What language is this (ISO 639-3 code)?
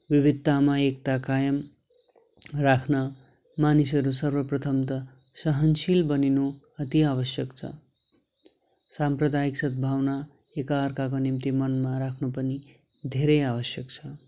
nep